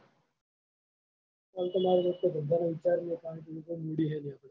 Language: Gujarati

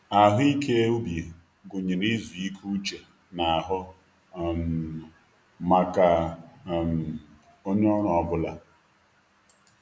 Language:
Igbo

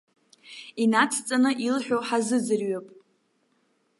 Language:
Abkhazian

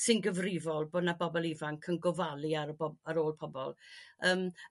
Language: Welsh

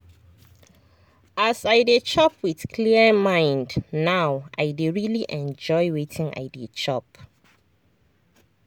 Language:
Nigerian Pidgin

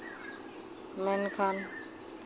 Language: Santali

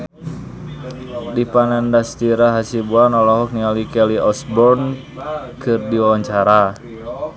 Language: Sundanese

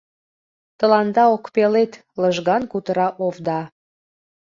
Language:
Mari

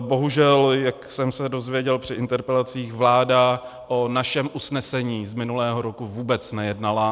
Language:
Czech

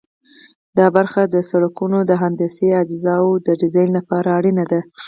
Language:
Pashto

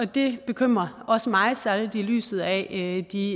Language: Danish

